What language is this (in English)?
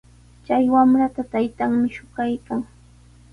Sihuas Ancash Quechua